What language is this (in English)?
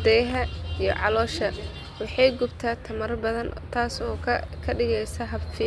Somali